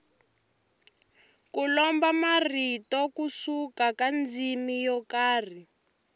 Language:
Tsonga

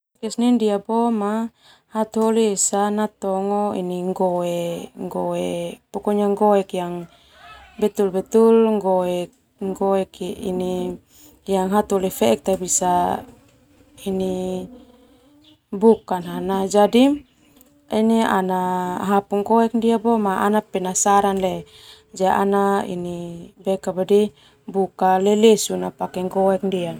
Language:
Termanu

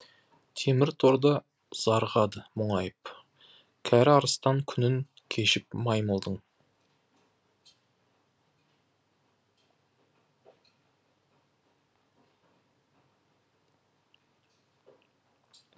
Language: Kazakh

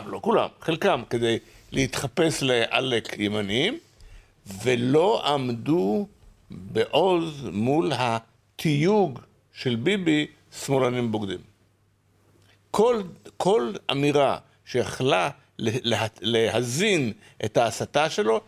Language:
Hebrew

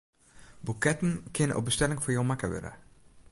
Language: Western Frisian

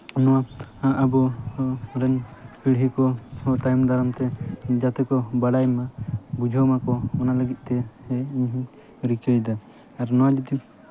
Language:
Santali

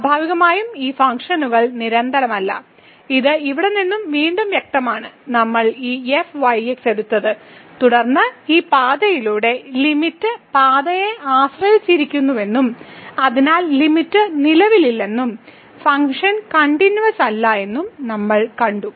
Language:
Malayalam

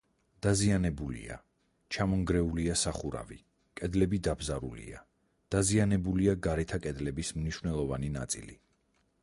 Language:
Georgian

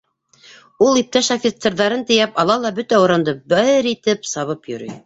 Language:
Bashkir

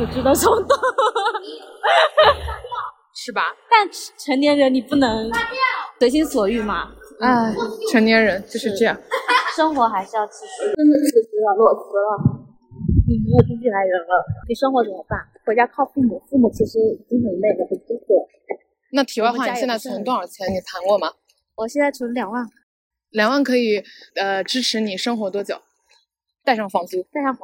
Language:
Chinese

